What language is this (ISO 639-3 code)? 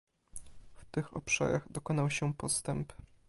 pol